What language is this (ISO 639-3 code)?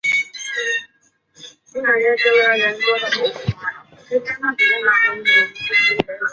zho